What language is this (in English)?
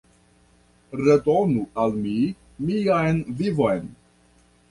Esperanto